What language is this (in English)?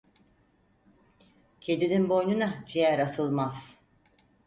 Turkish